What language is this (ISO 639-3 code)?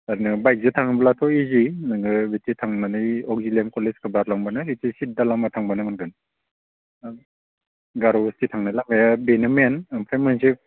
brx